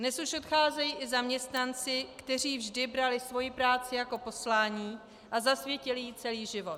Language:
Czech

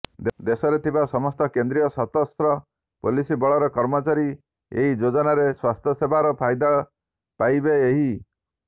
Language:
Odia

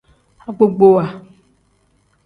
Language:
Tem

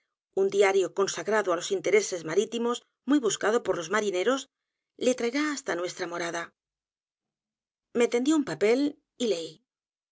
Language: Spanish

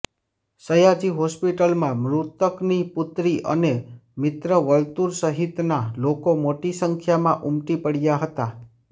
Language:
Gujarati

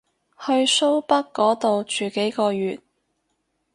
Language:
Cantonese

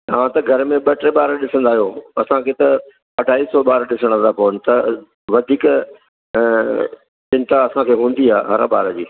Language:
Sindhi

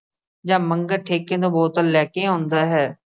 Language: Punjabi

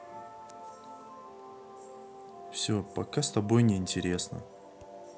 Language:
Russian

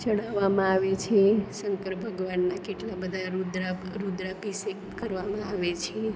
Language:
Gujarati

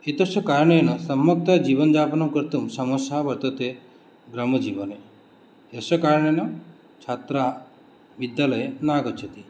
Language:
Sanskrit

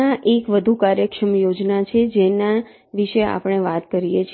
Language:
Gujarati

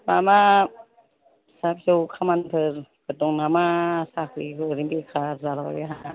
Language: Bodo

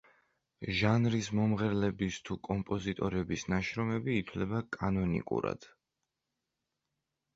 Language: Georgian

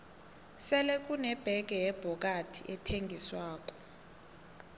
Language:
South Ndebele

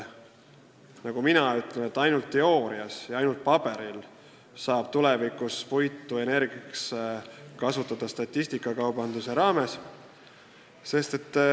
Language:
Estonian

